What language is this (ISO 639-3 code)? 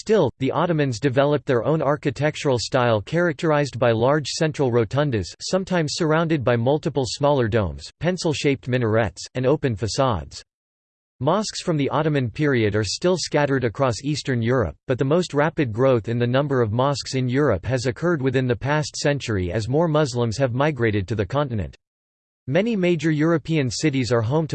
eng